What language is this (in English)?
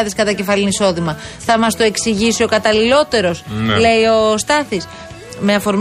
Greek